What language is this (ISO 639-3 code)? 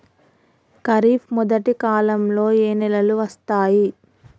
tel